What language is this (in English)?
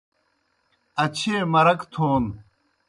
Kohistani Shina